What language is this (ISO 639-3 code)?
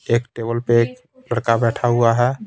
hin